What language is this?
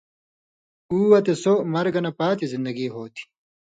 Indus Kohistani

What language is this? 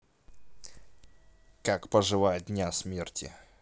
Russian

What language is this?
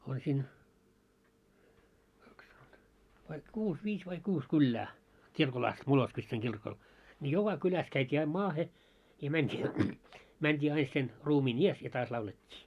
Finnish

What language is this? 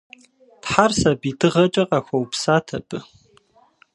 Kabardian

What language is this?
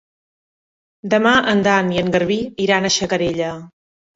Catalan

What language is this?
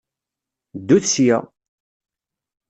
Kabyle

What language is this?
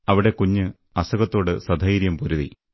Malayalam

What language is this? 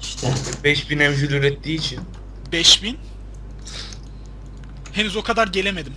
Turkish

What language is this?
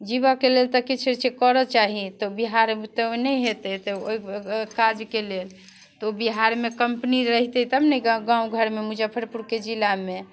Maithili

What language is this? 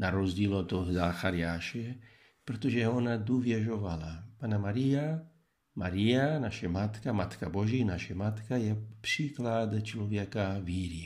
Czech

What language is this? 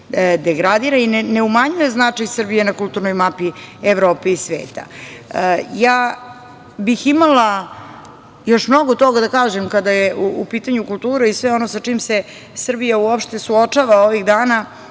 Serbian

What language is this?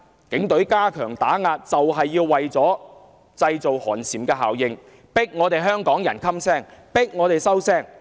Cantonese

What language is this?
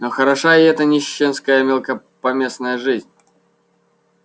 Russian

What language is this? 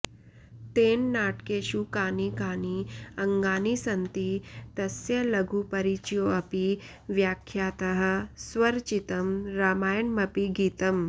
Sanskrit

